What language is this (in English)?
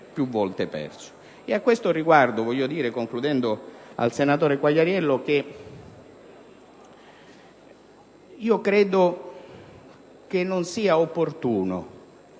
Italian